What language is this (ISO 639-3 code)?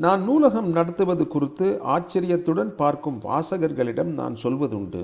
tam